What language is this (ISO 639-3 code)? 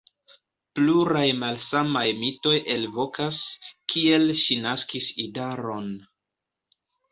epo